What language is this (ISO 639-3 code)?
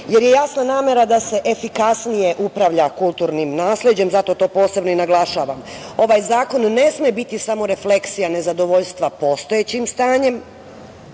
srp